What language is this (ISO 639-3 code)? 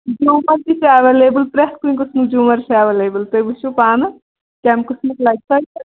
kas